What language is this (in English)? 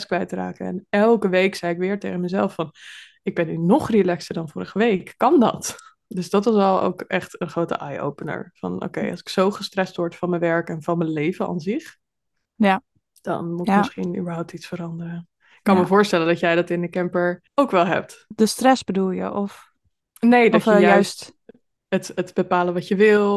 Dutch